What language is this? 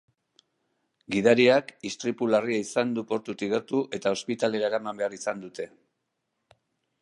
Basque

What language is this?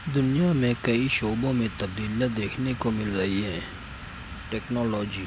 Urdu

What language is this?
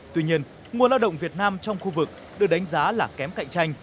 Vietnamese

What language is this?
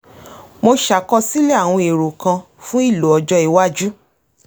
Yoruba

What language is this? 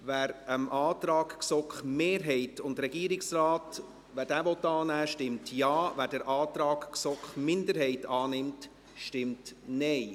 Swiss German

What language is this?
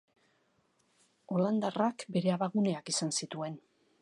Basque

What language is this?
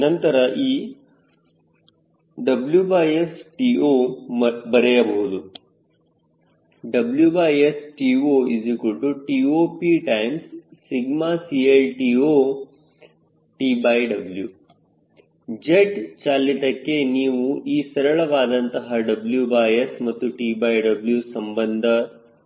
Kannada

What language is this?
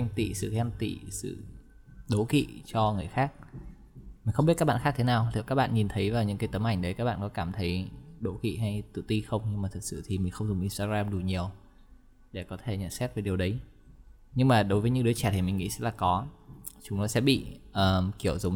Vietnamese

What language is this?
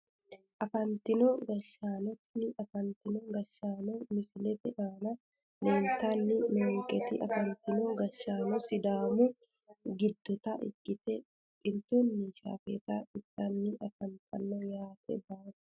Sidamo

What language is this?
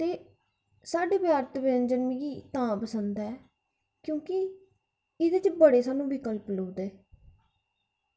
Dogri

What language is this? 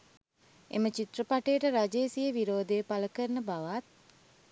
Sinhala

